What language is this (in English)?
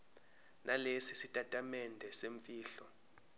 Zulu